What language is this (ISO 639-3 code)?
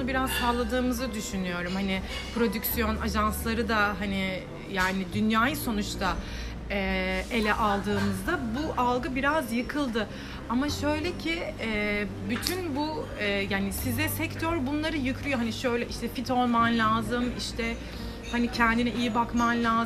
tur